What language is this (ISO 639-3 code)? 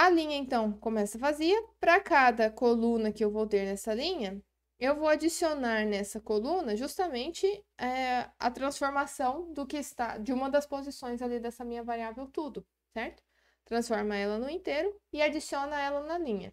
por